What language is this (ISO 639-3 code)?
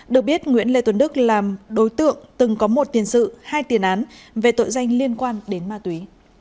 vie